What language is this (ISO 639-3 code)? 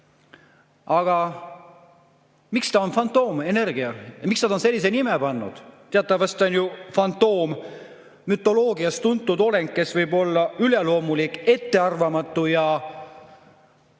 est